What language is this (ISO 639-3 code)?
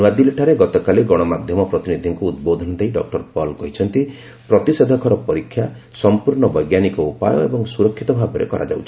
ori